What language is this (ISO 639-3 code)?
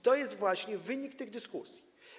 pol